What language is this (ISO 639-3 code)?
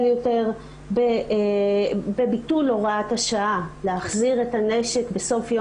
heb